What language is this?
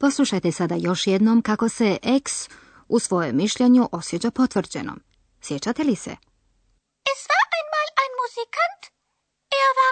Croatian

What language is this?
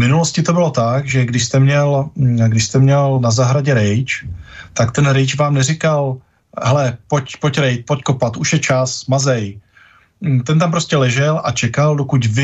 Czech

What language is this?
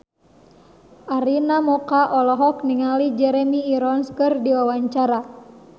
Sundanese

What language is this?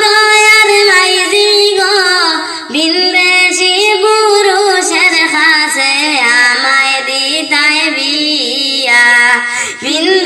Hindi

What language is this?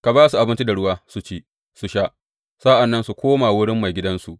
Hausa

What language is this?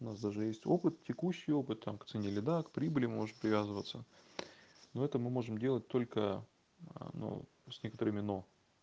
Russian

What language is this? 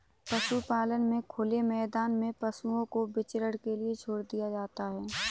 Hindi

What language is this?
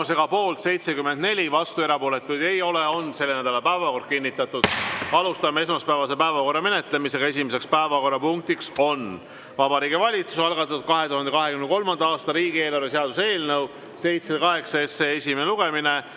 Estonian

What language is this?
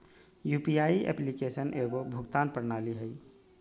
Magahi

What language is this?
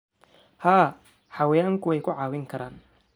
Somali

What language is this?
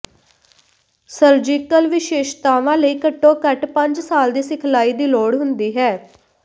Punjabi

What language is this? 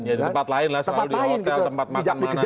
Indonesian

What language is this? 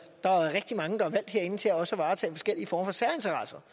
Danish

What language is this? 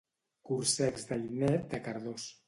Catalan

